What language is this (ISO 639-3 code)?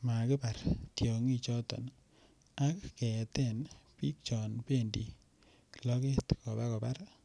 kln